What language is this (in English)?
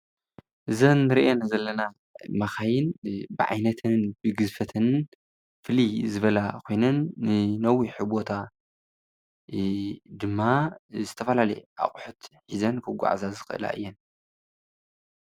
Tigrinya